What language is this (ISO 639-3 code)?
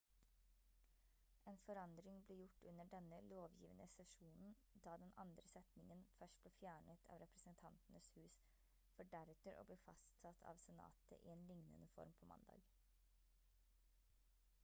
nob